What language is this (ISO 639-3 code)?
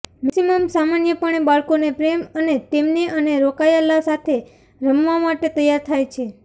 guj